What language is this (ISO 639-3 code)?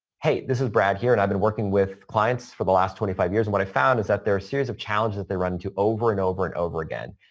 eng